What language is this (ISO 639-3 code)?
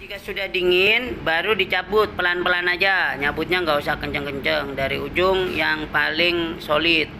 ind